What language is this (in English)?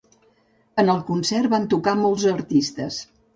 Catalan